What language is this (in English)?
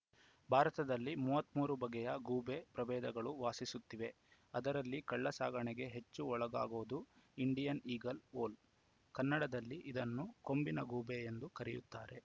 Kannada